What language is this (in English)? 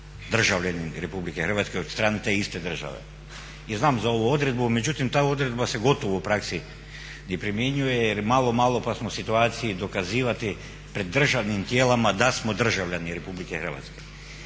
Croatian